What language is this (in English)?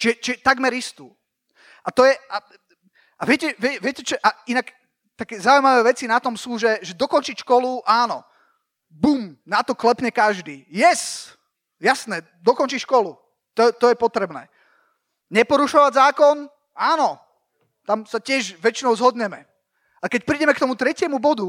Slovak